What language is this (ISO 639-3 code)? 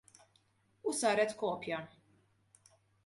mlt